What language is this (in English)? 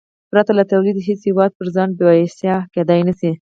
Pashto